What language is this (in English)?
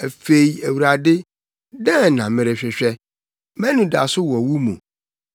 Akan